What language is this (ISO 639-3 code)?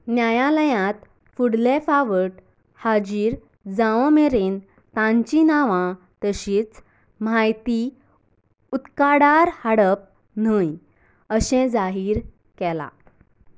kok